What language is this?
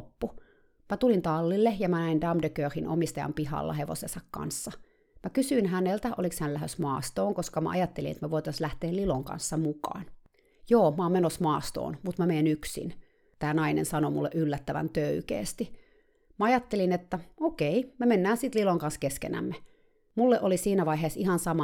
Finnish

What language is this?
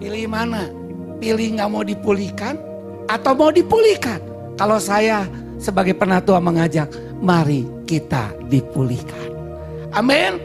Indonesian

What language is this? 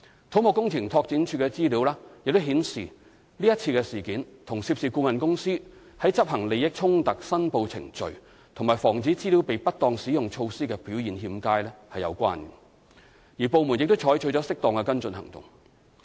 Cantonese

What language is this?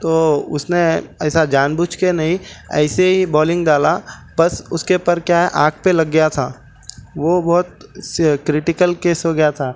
Urdu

